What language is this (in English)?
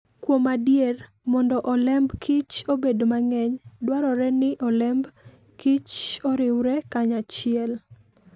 Luo (Kenya and Tanzania)